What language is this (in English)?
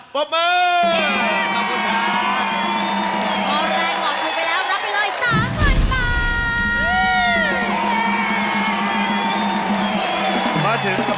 Thai